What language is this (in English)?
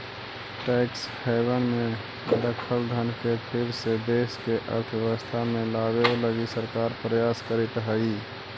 Magahi